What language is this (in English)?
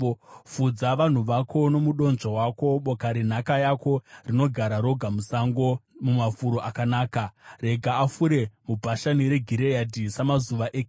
Shona